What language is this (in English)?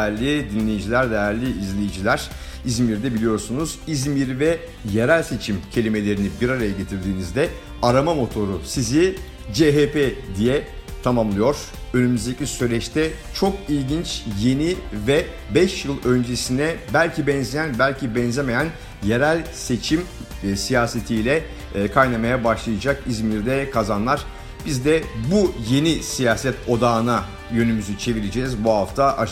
Turkish